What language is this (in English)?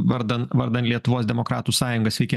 Lithuanian